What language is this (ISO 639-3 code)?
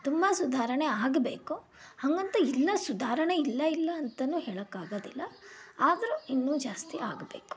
kan